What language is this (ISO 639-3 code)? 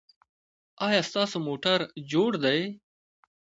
pus